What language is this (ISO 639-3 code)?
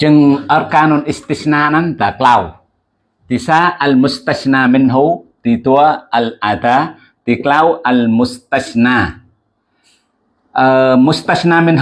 ind